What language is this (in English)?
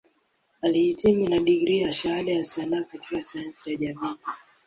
Swahili